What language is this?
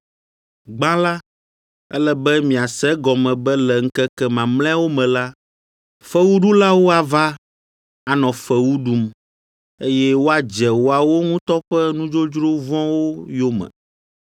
Ewe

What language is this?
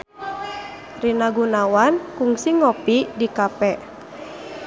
Sundanese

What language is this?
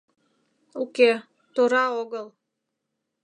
Mari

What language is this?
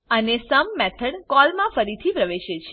Gujarati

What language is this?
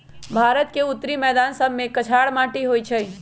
Magahi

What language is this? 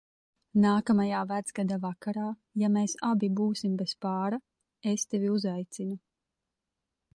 Latvian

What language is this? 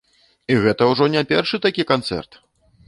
Belarusian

